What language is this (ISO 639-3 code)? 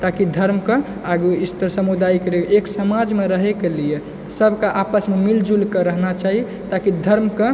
mai